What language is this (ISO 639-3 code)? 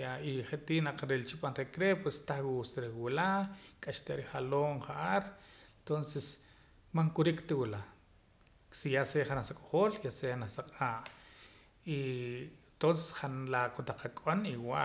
poc